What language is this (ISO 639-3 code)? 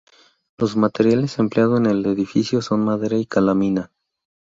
spa